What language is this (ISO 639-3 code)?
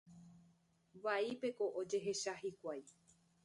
grn